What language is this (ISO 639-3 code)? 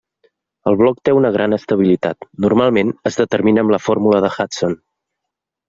cat